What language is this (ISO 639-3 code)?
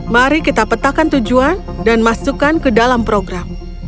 ind